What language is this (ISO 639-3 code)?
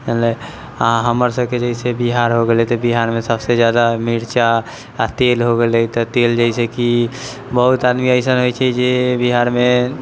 mai